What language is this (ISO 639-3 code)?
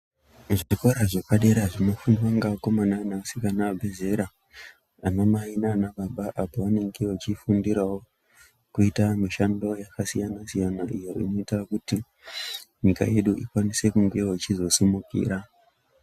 ndc